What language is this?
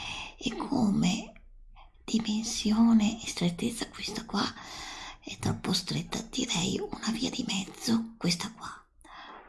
Italian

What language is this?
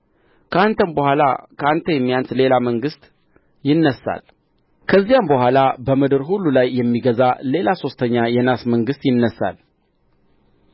Amharic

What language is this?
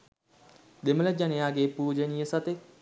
Sinhala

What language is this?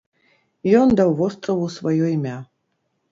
Belarusian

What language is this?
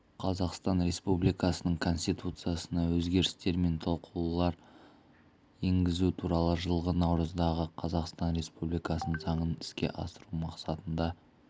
Kazakh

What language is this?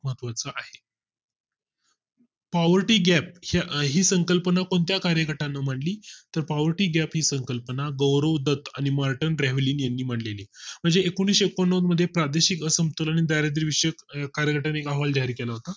Marathi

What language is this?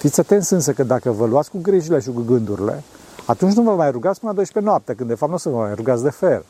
Romanian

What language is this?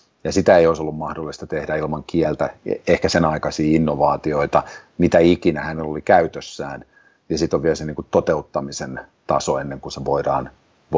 Finnish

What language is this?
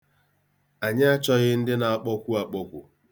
Igbo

